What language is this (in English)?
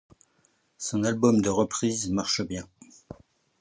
French